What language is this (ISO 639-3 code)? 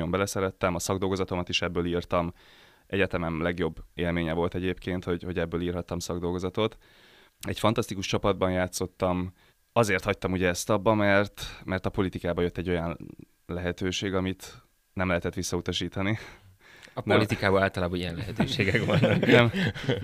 hun